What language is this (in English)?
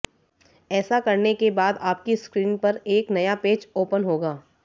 Hindi